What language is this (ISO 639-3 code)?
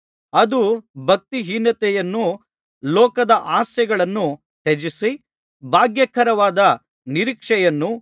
kan